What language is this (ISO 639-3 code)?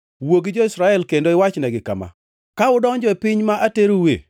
luo